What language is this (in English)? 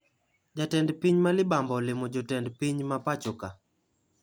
Luo (Kenya and Tanzania)